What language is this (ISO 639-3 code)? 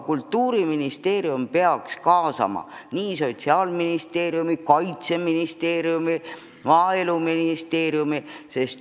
est